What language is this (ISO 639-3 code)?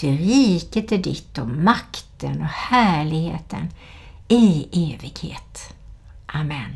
swe